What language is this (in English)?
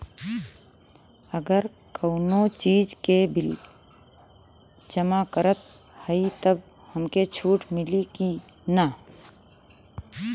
Bhojpuri